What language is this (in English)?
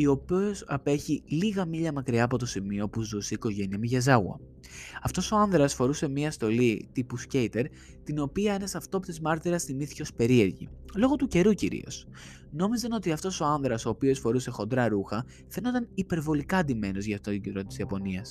Greek